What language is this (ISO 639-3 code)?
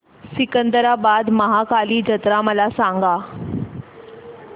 mar